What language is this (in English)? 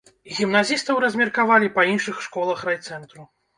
Belarusian